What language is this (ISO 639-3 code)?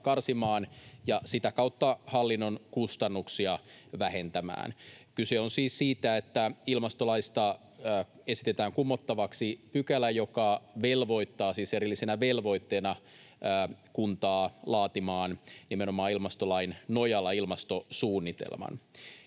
fin